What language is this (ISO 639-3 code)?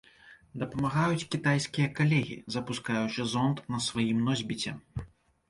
bel